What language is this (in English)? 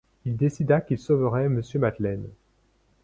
French